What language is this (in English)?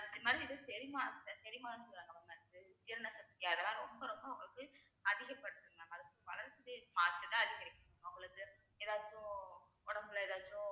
Tamil